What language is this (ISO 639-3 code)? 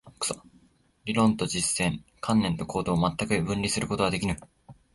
jpn